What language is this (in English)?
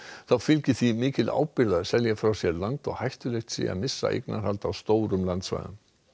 Icelandic